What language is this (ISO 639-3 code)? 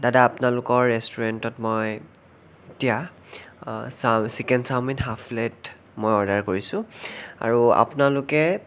asm